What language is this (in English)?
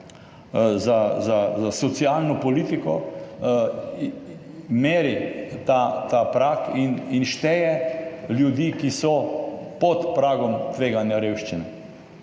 Slovenian